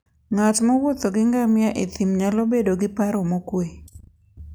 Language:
Luo (Kenya and Tanzania)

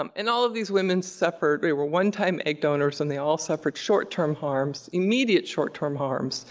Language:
English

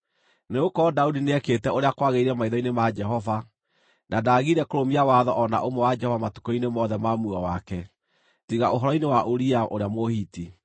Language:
Kikuyu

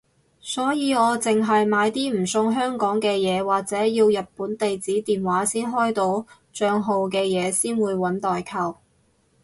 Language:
Cantonese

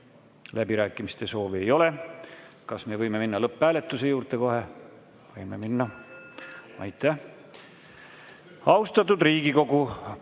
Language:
Estonian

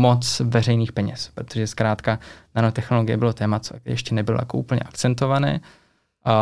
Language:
Czech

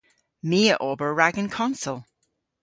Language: Cornish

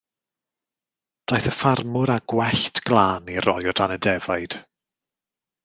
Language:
Welsh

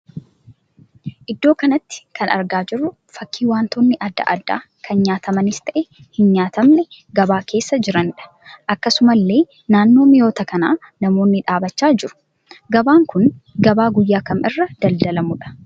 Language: Oromo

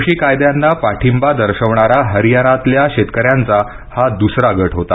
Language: Marathi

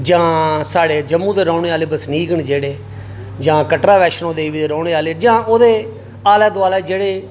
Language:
Dogri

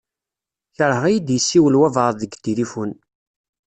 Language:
Kabyle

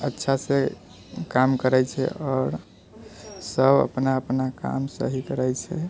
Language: Maithili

